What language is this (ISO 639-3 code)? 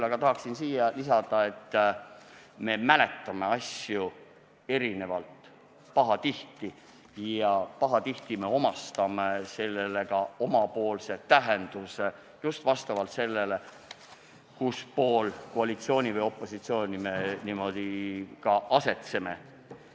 est